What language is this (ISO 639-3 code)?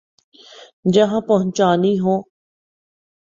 urd